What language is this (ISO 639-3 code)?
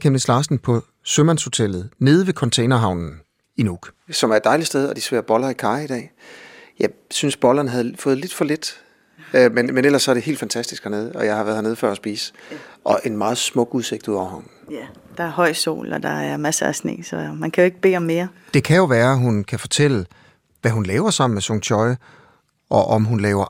dan